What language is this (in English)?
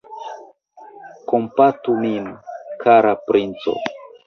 Esperanto